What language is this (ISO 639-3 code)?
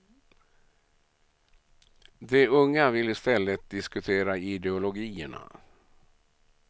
swe